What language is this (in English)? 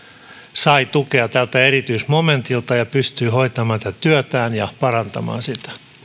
Finnish